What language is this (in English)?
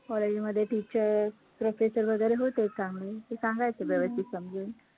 Marathi